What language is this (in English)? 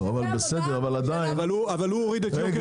Hebrew